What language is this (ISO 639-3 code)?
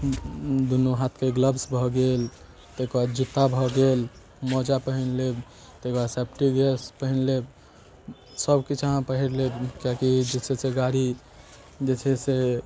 mai